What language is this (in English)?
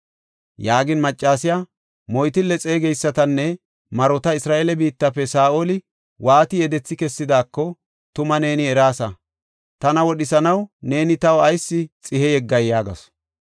Gofa